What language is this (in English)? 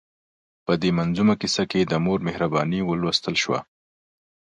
Pashto